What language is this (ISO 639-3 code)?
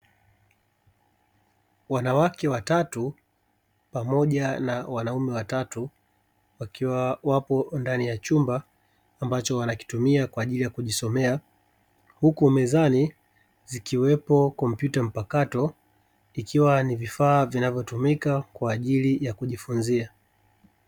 swa